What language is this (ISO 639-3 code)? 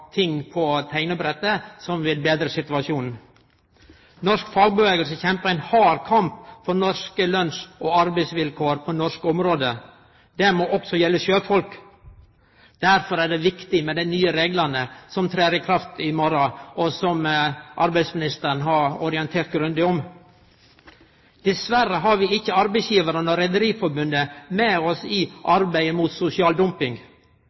nno